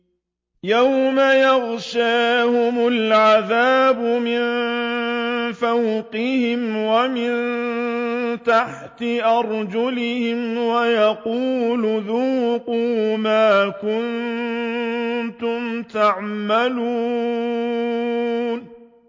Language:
Arabic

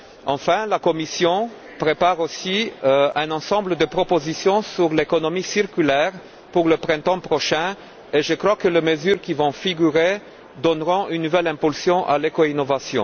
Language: French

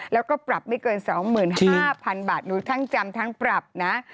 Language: Thai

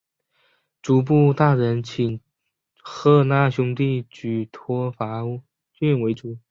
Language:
Chinese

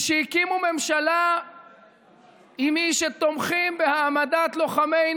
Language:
Hebrew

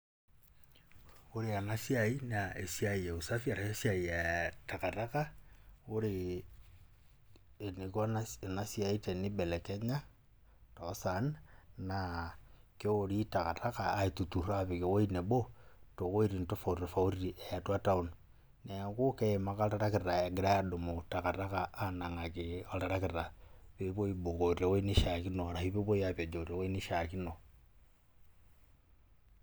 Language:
Masai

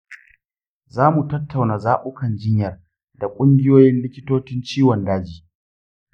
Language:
Hausa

